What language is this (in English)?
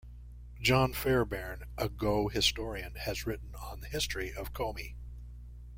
English